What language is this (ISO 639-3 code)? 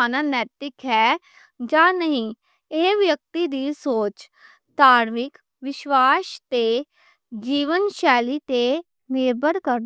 lah